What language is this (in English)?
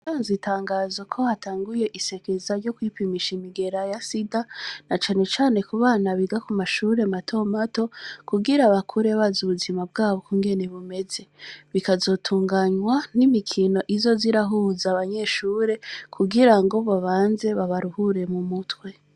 Rundi